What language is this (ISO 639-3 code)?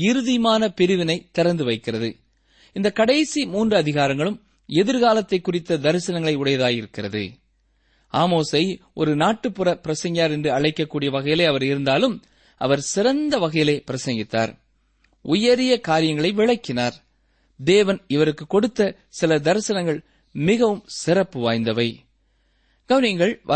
tam